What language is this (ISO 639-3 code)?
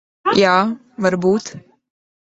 lav